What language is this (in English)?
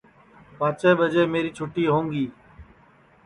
Sansi